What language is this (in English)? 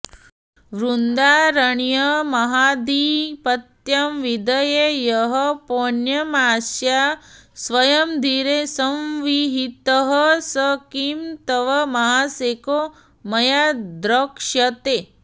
Sanskrit